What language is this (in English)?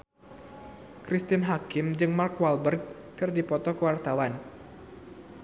Sundanese